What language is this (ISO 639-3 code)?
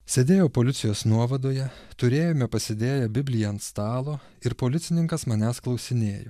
lit